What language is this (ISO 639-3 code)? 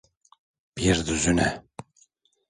tur